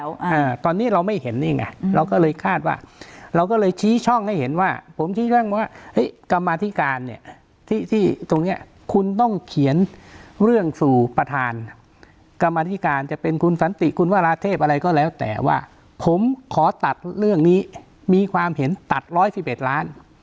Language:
Thai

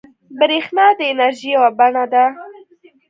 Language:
Pashto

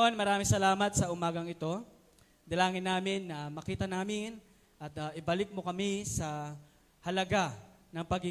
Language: Filipino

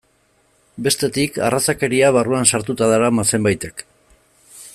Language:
Basque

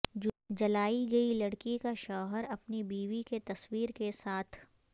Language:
Urdu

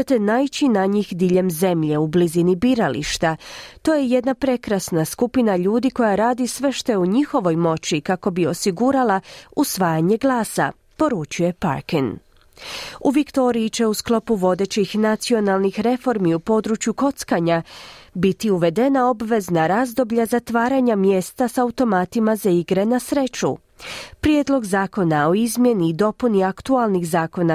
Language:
Croatian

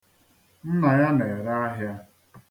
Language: Igbo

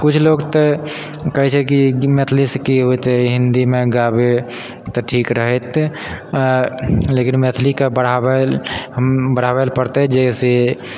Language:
Maithili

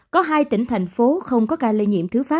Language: Vietnamese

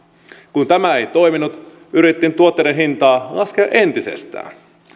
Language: Finnish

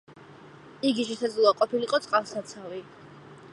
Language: Georgian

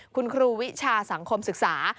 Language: Thai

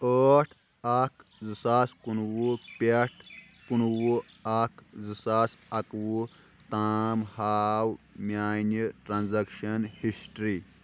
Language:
Kashmiri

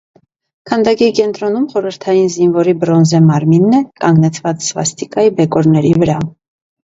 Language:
Armenian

